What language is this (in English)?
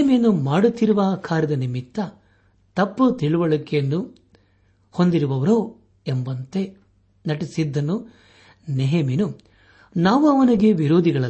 Kannada